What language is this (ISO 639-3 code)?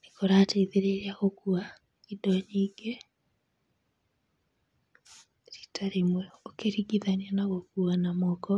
kik